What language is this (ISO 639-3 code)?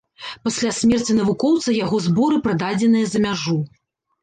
bel